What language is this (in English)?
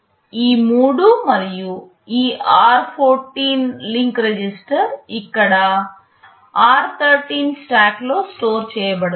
Telugu